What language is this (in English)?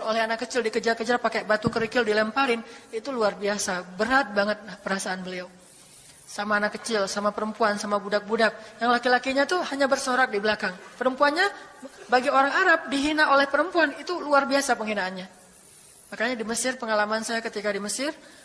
Indonesian